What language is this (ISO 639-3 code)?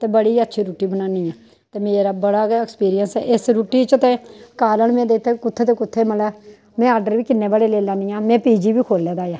doi